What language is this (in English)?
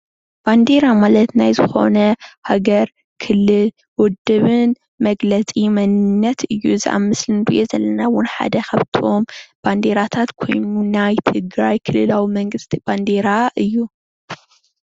Tigrinya